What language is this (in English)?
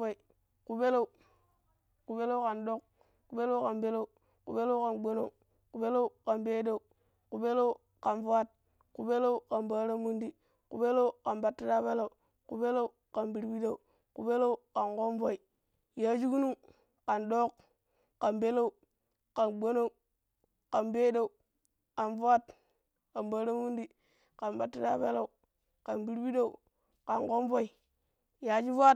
Pero